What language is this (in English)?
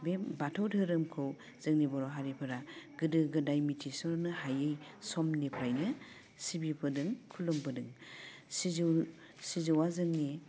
Bodo